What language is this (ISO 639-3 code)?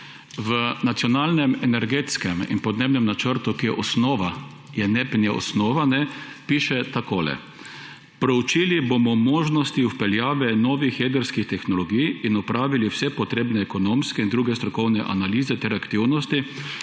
slv